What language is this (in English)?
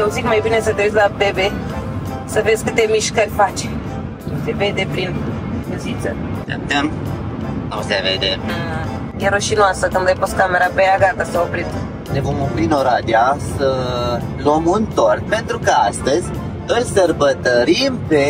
Romanian